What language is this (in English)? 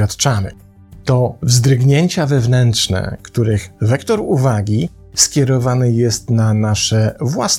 Polish